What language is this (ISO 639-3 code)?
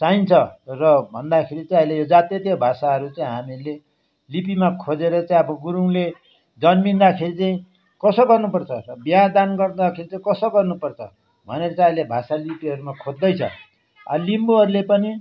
nep